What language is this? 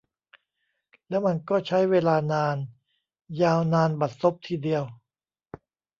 Thai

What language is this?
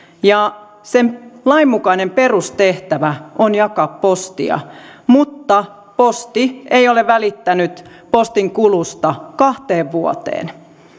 Finnish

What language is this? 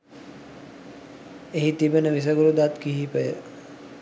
Sinhala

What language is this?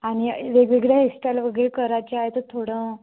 Marathi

